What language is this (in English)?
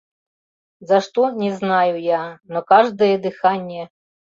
Mari